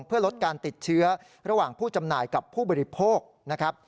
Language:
Thai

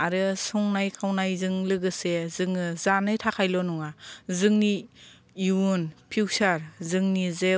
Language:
Bodo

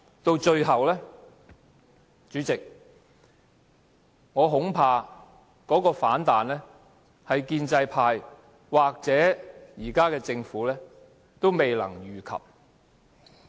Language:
Cantonese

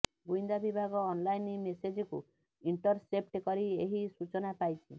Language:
Odia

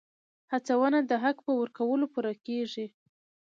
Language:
Pashto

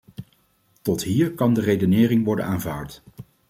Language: Dutch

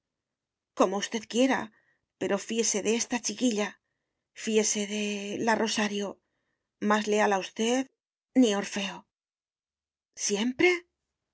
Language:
Spanish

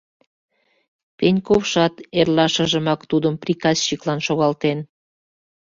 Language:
Mari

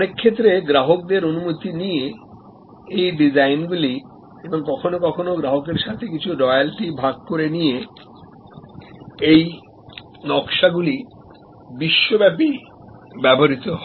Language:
Bangla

